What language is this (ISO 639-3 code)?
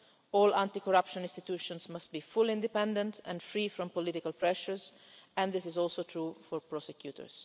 eng